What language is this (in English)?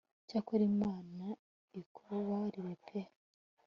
Kinyarwanda